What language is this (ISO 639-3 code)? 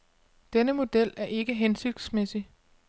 dan